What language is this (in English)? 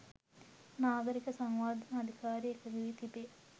Sinhala